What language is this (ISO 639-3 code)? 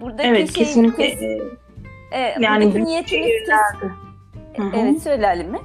tur